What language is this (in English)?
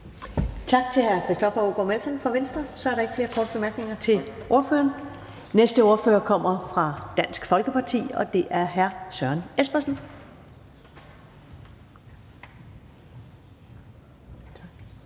Danish